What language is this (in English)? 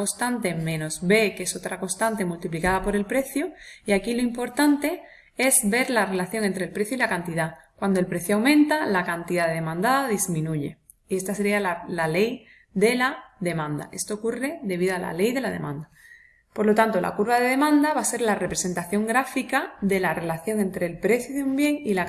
Spanish